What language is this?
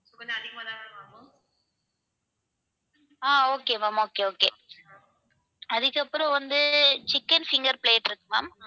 Tamil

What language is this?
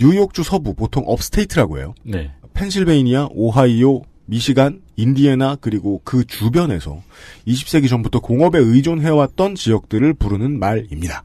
Korean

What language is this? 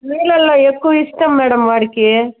Telugu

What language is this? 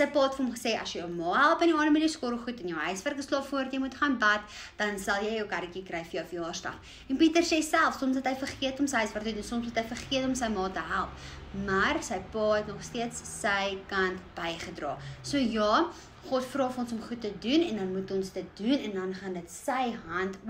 Dutch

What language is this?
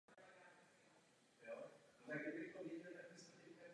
Czech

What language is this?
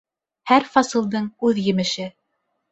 Bashkir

